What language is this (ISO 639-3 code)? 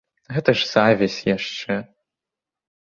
bel